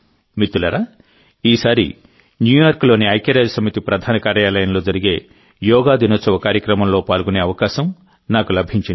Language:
Telugu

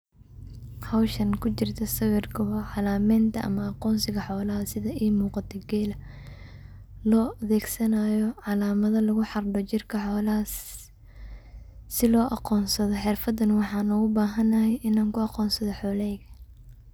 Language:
Somali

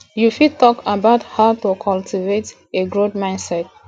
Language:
Nigerian Pidgin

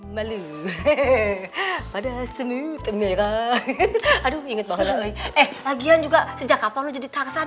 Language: Indonesian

